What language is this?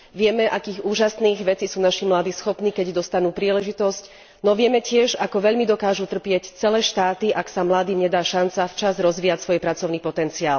Slovak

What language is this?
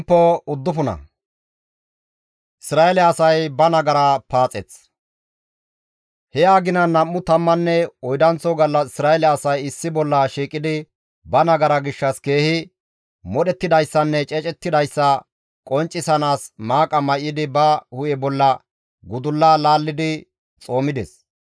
Gamo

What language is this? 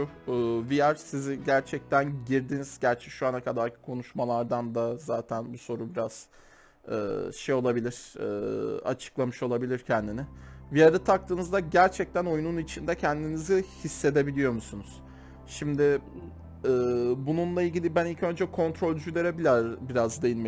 Turkish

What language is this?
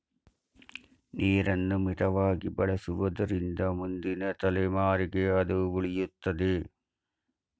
Kannada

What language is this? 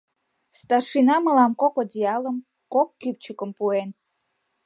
Mari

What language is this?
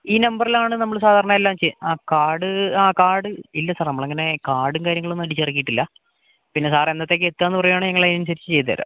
Malayalam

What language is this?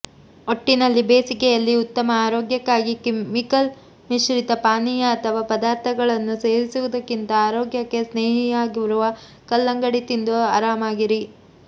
Kannada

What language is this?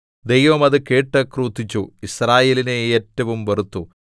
Malayalam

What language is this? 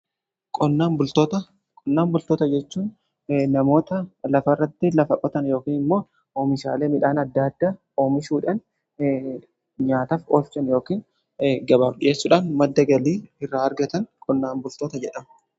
Oromo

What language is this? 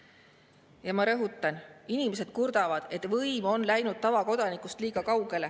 Estonian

